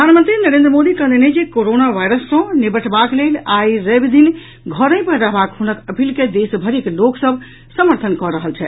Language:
Maithili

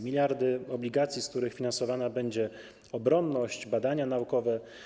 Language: Polish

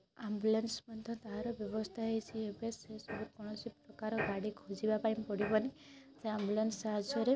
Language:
Odia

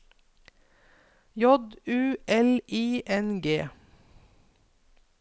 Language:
Norwegian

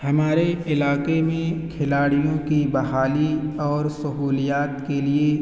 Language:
Urdu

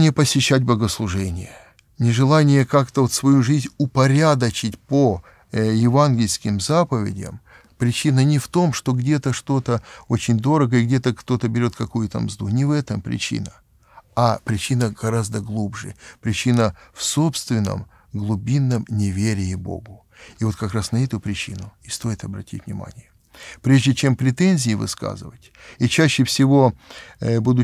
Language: Russian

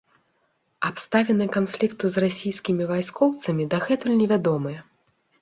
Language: Belarusian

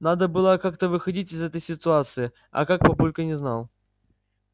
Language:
Russian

